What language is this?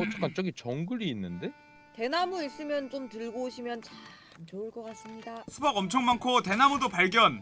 Korean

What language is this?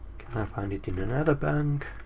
English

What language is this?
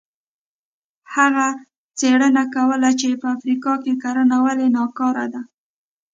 Pashto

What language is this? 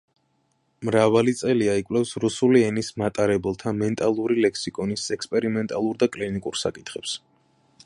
Georgian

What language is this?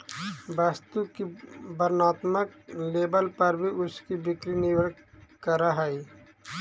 Magahi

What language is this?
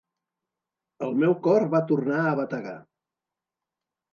Catalan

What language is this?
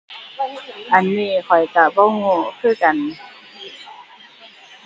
Thai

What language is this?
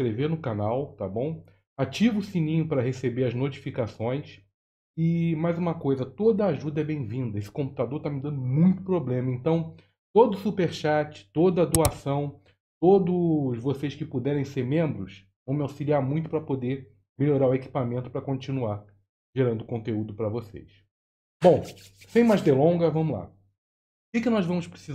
Portuguese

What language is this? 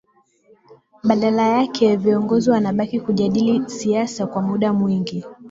Swahili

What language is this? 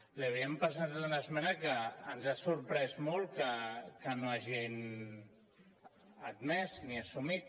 Catalan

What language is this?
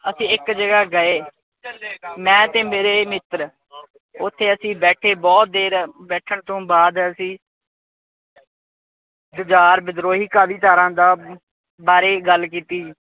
Punjabi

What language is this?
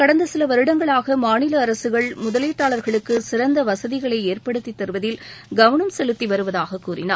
Tamil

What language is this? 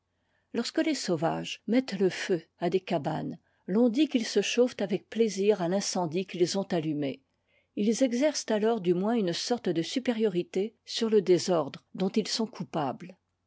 French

